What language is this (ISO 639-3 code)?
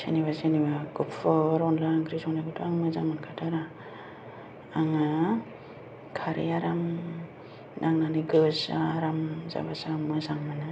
brx